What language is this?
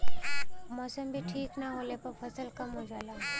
Bhojpuri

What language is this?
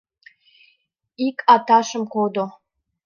Mari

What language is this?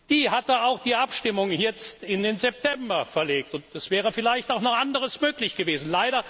German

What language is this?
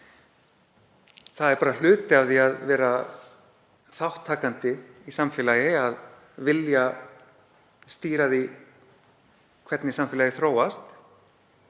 Icelandic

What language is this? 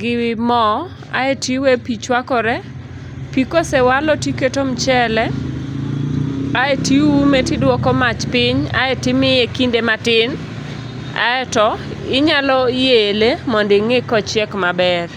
Luo (Kenya and Tanzania)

